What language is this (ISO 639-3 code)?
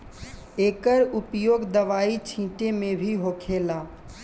bho